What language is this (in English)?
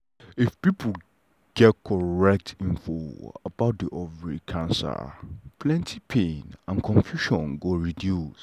Nigerian Pidgin